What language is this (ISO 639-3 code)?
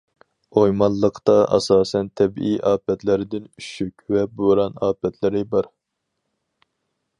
uig